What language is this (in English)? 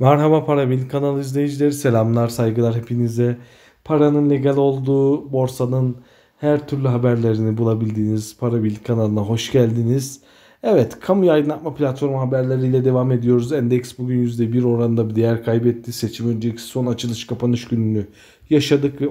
Turkish